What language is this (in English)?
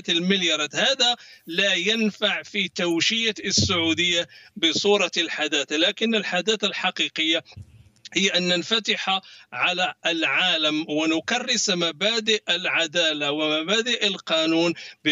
Arabic